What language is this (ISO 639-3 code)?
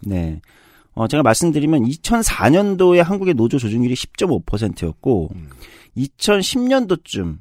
kor